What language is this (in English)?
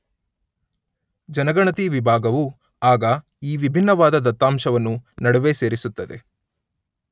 Kannada